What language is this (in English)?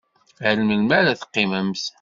Kabyle